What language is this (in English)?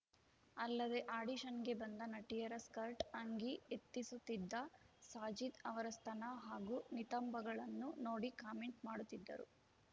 Kannada